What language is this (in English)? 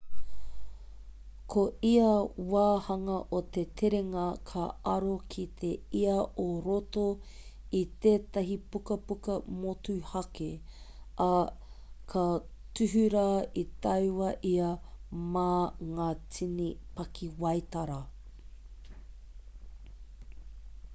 Māori